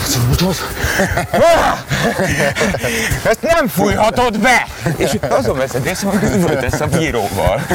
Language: Hungarian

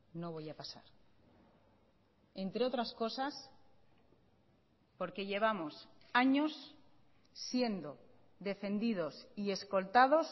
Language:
Spanish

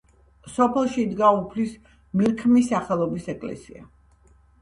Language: Georgian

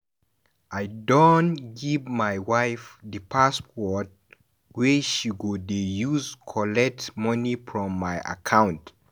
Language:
Nigerian Pidgin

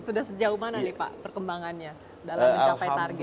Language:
Indonesian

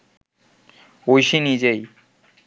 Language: Bangla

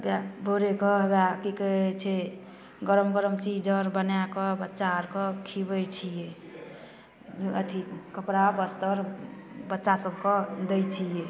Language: Maithili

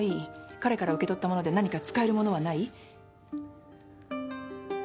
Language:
Japanese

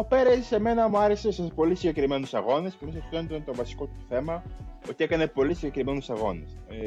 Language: Greek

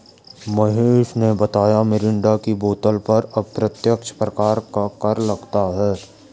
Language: Hindi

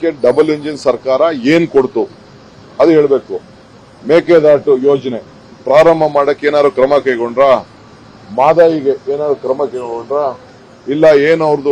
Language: Hindi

